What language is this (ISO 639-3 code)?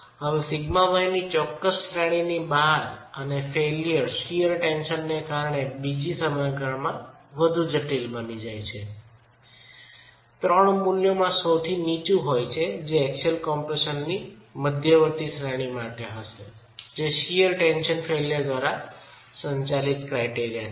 guj